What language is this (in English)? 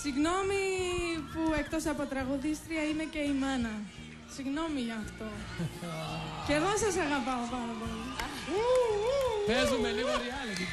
Greek